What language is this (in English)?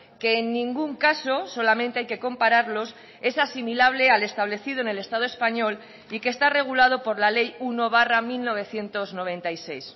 Spanish